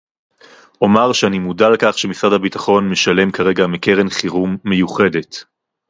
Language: Hebrew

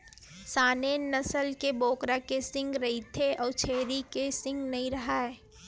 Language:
Chhattisgarhi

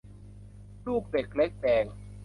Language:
Thai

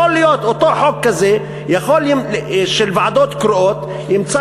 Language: Hebrew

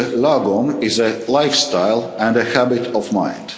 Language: English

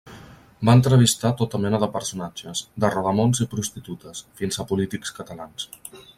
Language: Catalan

